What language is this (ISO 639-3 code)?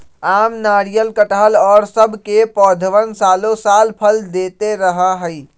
mag